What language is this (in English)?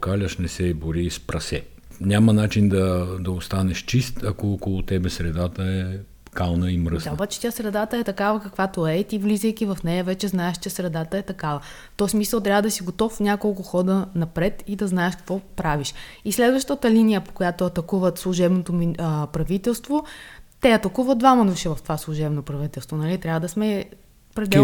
Bulgarian